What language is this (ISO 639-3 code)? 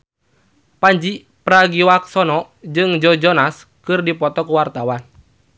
sun